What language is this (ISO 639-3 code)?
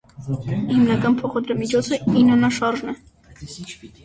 hye